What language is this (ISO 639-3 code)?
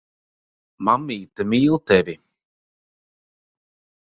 lav